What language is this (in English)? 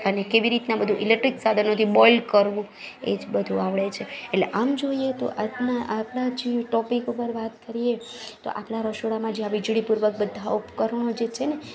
Gujarati